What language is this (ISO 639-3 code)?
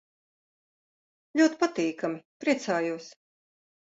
lav